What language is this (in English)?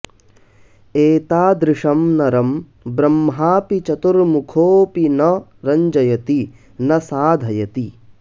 Sanskrit